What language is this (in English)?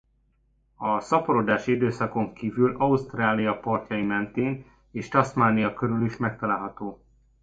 Hungarian